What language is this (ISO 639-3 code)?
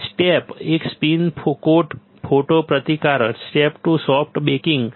guj